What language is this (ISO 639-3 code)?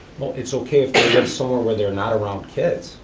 eng